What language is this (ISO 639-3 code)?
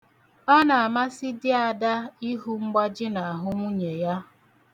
ibo